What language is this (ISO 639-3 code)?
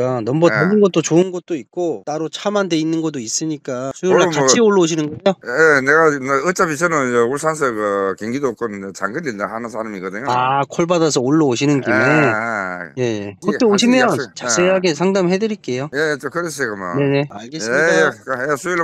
kor